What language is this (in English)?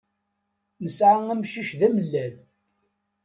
Kabyle